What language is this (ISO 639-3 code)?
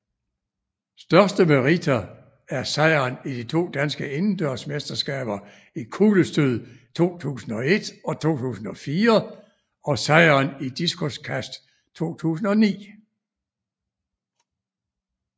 dan